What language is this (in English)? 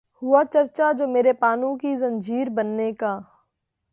Urdu